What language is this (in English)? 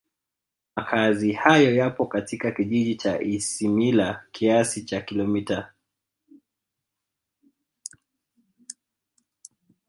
Swahili